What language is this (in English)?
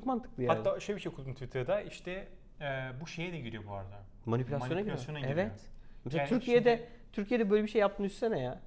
Turkish